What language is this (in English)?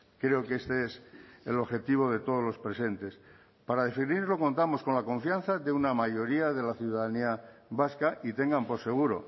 Spanish